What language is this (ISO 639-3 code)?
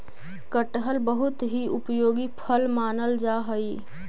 mag